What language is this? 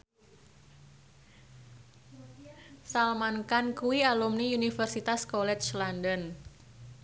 Javanese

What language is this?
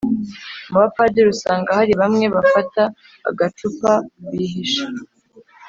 Kinyarwanda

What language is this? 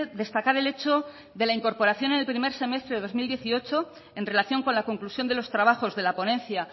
Spanish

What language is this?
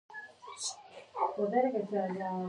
Pashto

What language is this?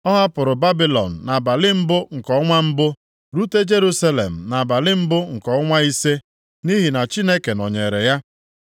Igbo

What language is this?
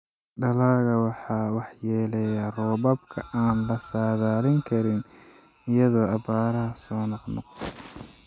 Somali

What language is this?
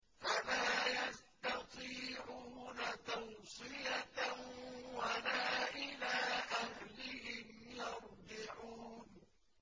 Arabic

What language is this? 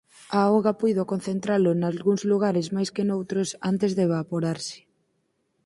Galician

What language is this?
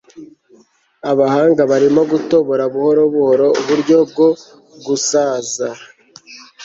Kinyarwanda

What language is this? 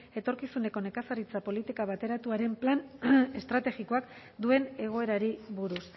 Basque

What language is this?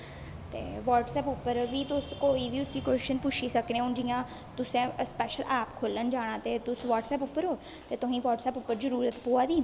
Dogri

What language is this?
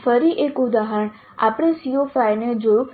Gujarati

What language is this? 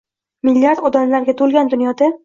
Uzbek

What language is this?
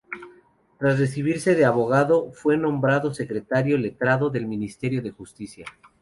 Spanish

